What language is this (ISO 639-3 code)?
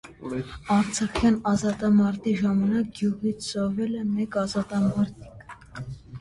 hye